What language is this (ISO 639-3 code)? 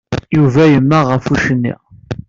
kab